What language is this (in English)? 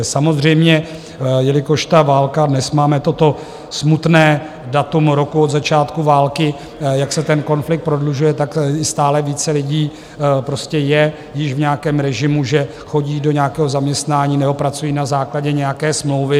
Czech